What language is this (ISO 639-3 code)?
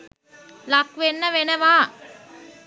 sin